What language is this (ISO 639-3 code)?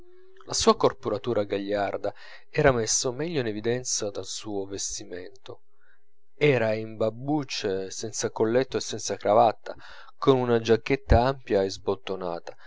ita